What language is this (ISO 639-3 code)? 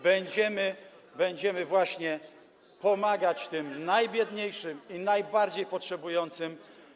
pol